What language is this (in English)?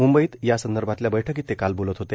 Marathi